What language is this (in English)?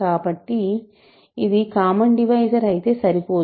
Telugu